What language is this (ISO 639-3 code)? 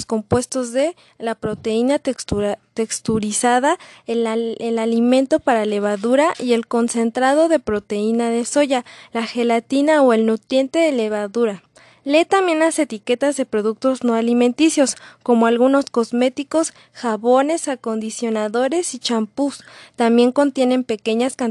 spa